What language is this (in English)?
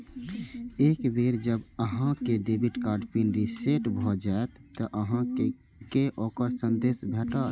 Maithili